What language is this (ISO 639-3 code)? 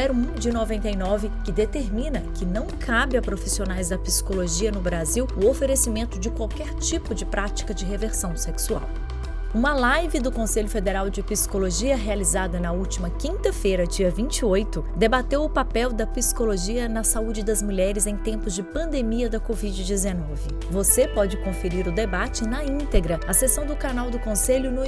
por